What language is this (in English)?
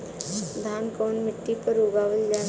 Bhojpuri